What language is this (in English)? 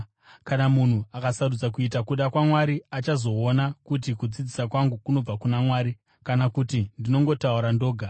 Shona